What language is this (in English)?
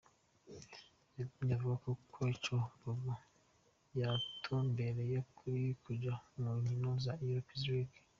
Kinyarwanda